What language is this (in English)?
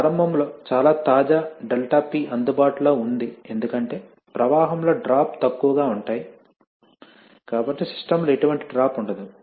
Telugu